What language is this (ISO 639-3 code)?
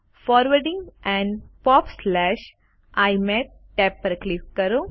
guj